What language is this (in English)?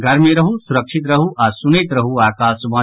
Maithili